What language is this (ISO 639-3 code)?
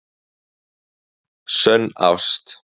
isl